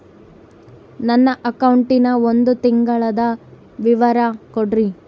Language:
Kannada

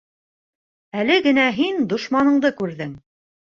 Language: Bashkir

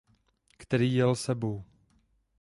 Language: Czech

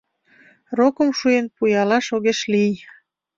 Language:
Mari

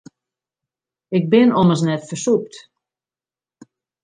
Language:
Western Frisian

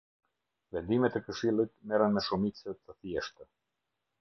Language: Albanian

